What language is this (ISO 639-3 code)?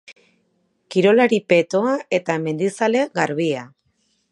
eus